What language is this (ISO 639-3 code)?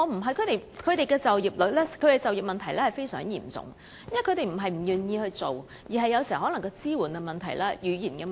yue